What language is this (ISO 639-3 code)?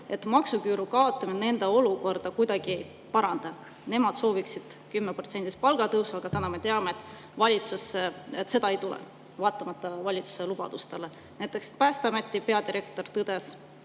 est